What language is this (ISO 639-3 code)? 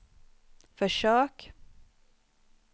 swe